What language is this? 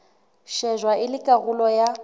Southern Sotho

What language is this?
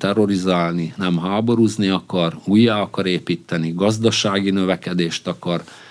Hungarian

